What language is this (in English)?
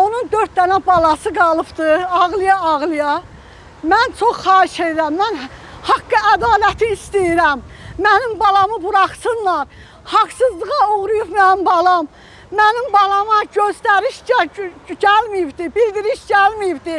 Turkish